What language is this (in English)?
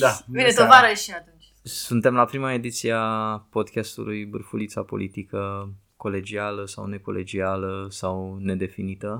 Romanian